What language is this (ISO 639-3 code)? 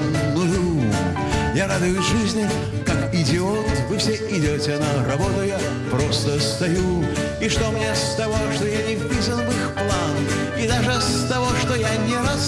rus